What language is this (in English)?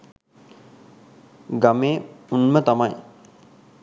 Sinhala